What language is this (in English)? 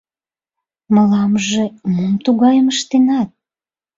Mari